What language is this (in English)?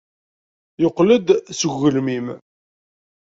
Kabyle